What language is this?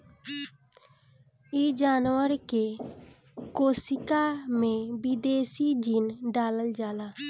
Bhojpuri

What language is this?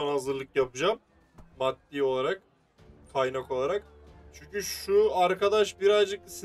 Turkish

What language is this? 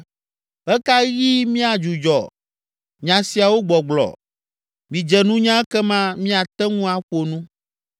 Ewe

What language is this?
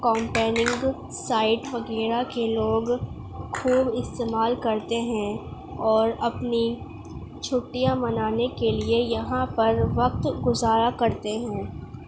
Urdu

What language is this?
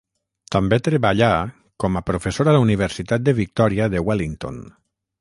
Catalan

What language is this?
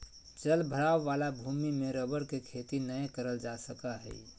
Magahi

